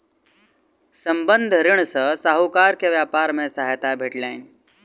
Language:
Maithili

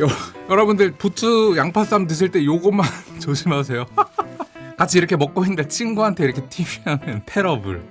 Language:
Korean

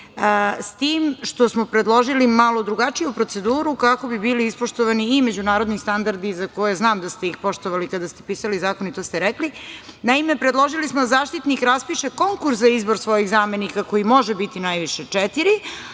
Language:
Serbian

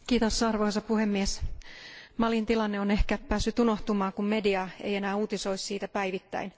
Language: Finnish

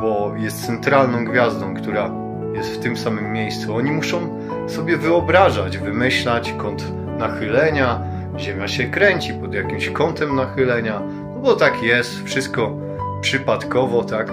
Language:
Polish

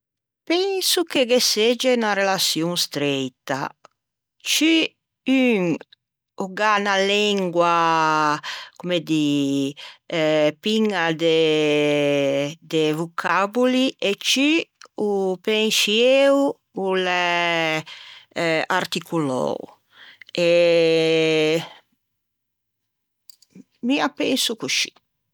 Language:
Ligurian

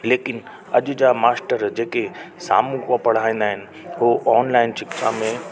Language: Sindhi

